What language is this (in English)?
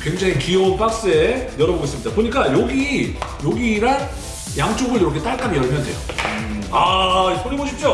Korean